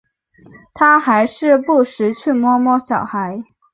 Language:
Chinese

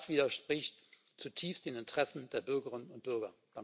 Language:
German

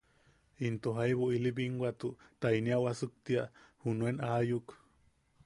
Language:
Yaqui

